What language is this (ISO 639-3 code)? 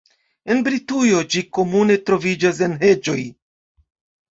epo